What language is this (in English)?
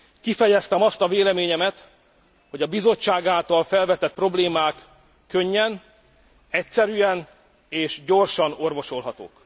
Hungarian